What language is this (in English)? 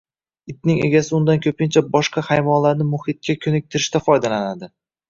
Uzbek